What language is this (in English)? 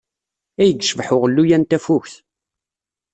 Kabyle